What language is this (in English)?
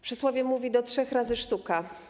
Polish